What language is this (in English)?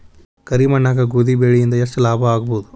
Kannada